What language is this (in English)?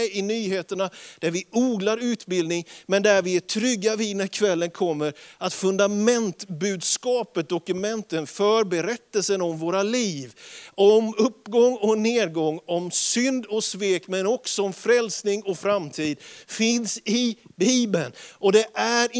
Swedish